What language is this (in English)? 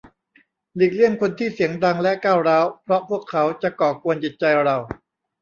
Thai